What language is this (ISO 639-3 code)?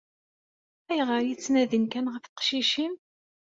kab